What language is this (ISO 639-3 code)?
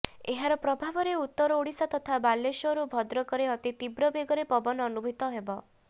ori